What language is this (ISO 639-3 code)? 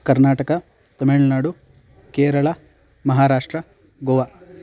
san